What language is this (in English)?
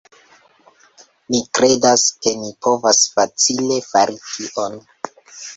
Esperanto